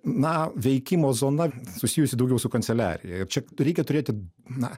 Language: Lithuanian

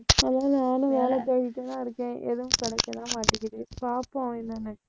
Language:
Tamil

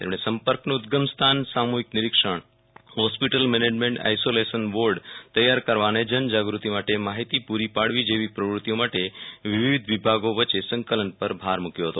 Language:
Gujarati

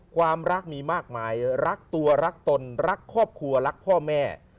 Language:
Thai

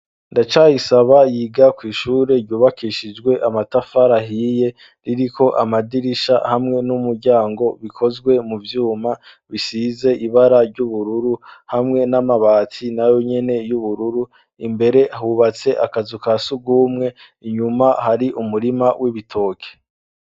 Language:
Rundi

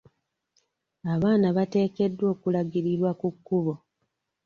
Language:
Ganda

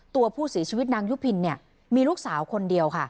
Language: Thai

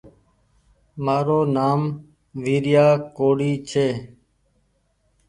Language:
Goaria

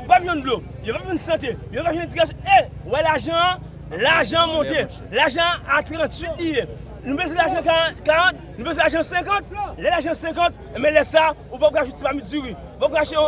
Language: French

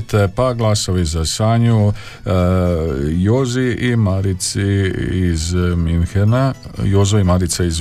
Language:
Croatian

